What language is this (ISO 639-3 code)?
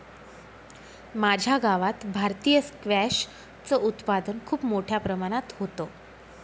mar